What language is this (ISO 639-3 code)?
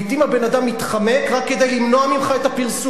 heb